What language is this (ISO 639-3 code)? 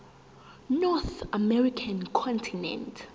zul